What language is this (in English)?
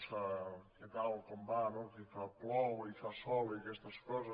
Catalan